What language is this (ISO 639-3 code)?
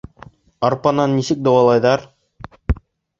bak